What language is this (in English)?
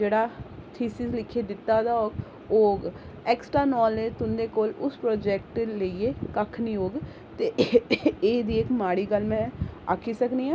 Dogri